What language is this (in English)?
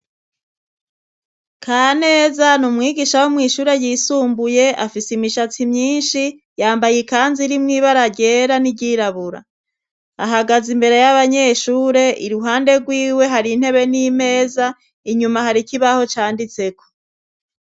Rundi